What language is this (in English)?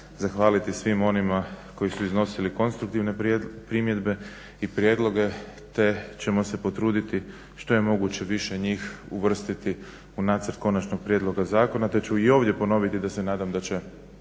Croatian